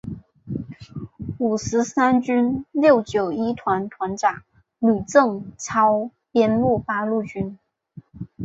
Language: Chinese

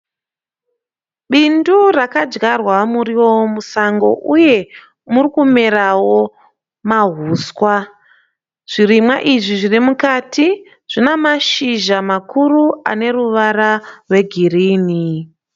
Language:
Shona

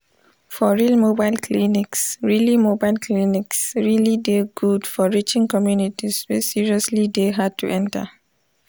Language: Nigerian Pidgin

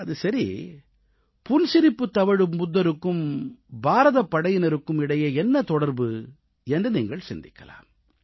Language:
Tamil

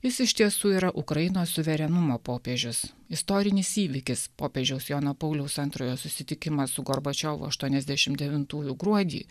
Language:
Lithuanian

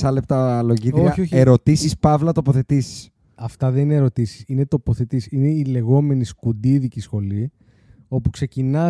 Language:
Greek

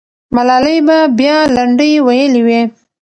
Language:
Pashto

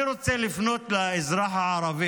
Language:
Hebrew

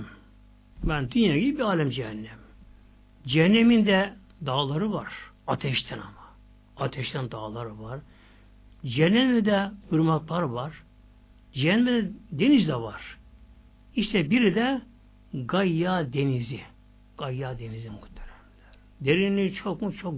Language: Turkish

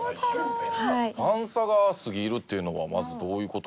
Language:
Japanese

